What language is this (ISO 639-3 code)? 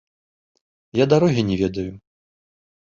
bel